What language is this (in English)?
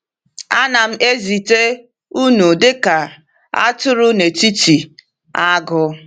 Igbo